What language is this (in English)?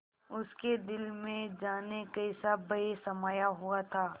Hindi